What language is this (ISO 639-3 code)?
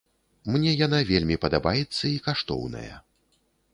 bel